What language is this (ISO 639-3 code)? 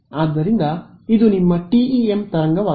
kan